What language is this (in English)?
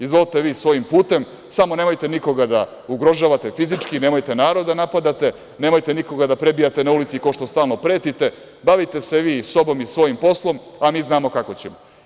Serbian